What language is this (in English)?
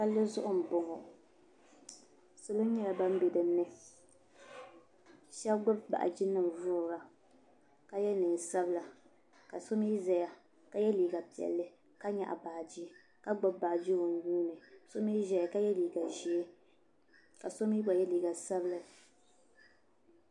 Dagbani